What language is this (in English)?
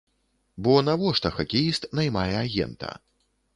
Belarusian